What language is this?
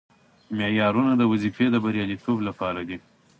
Pashto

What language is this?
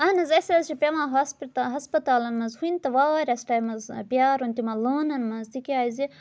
Kashmiri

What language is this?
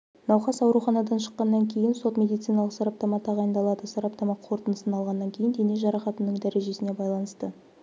Kazakh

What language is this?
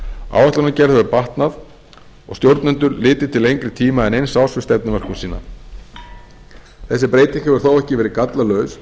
Icelandic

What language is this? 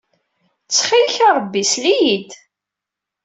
Kabyle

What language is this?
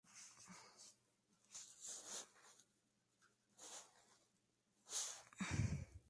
Spanish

